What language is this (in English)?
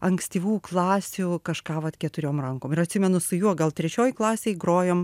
Lithuanian